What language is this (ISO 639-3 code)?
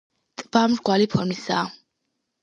kat